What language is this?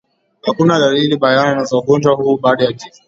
Swahili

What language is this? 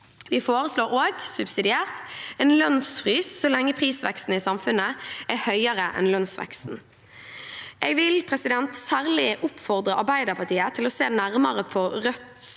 Norwegian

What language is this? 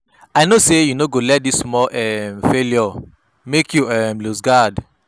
Nigerian Pidgin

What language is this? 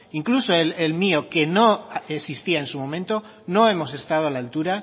Spanish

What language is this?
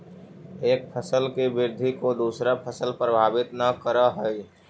Magahi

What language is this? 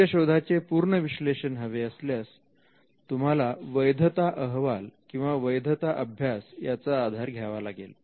Marathi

